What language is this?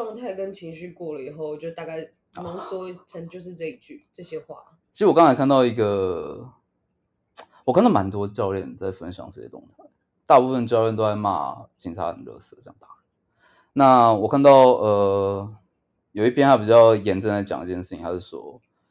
Chinese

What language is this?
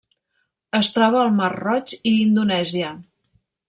Catalan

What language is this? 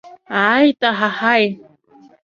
Abkhazian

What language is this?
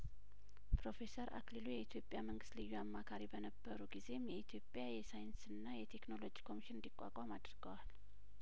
Amharic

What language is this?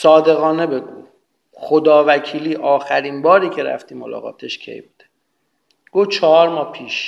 Persian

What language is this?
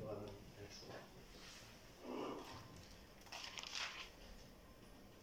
Czech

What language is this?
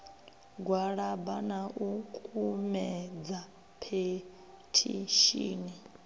Venda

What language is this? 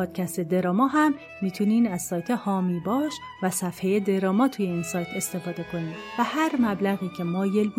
Persian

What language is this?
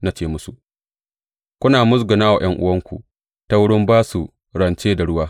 Hausa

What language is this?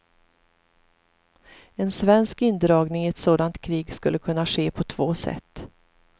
Swedish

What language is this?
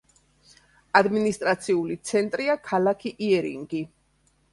Georgian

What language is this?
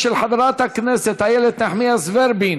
Hebrew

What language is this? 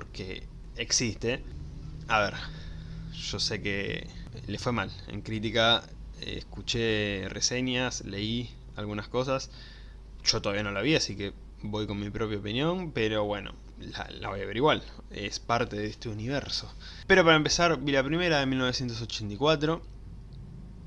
Spanish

